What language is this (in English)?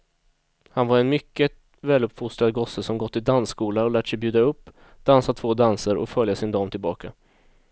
Swedish